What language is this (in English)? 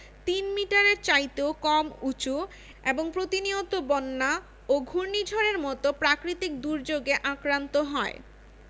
Bangla